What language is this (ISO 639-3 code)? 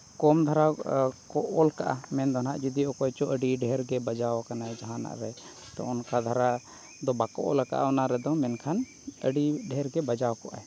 sat